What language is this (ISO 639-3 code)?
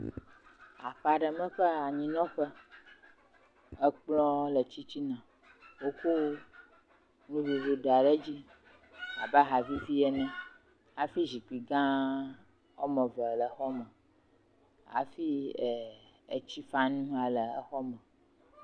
ewe